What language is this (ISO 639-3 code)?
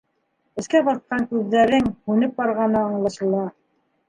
bak